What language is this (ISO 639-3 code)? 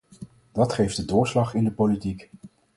nld